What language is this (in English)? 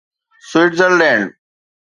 Sindhi